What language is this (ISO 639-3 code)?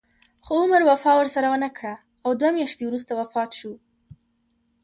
pus